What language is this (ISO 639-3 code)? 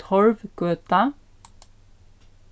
fao